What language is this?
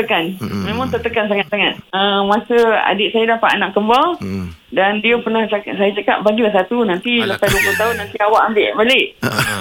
Malay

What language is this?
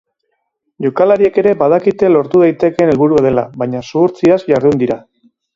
Basque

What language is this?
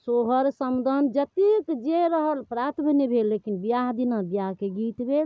Maithili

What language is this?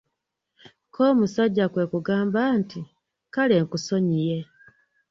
Ganda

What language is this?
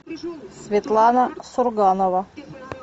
Russian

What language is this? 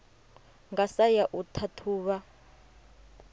Venda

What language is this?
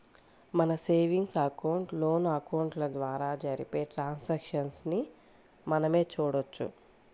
Telugu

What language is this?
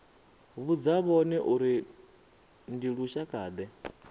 Venda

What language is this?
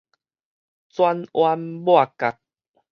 Min Nan Chinese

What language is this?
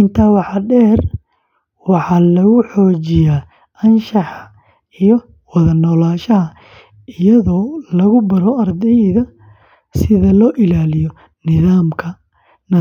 Somali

